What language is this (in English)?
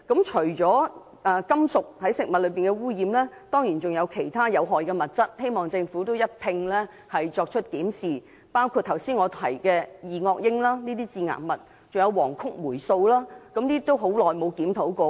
Cantonese